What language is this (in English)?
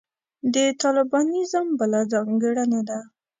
Pashto